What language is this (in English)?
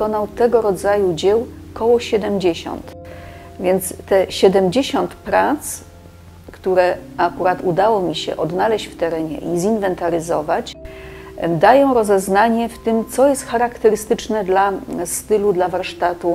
Polish